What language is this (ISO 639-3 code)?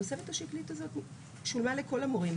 heb